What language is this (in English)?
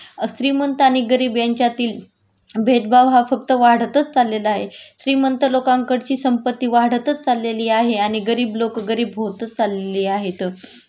Marathi